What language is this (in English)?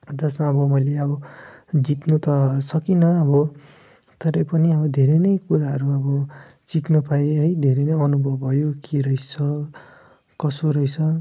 Nepali